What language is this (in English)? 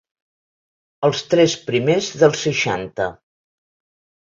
Catalan